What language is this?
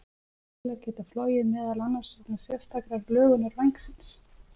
Icelandic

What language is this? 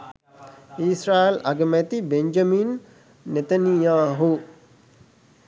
Sinhala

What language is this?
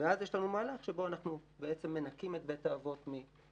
Hebrew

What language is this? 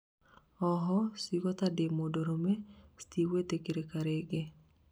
Kikuyu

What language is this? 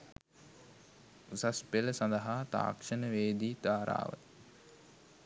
Sinhala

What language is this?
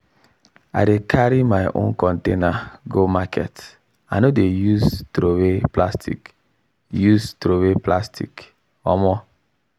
Nigerian Pidgin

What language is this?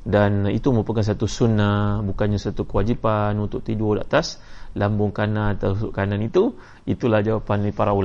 Malay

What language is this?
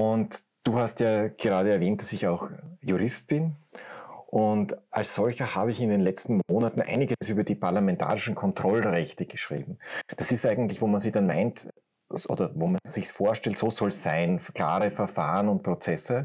German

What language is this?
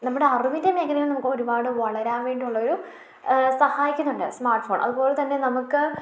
Malayalam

